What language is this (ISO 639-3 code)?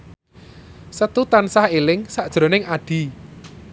jav